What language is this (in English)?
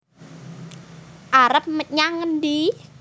Javanese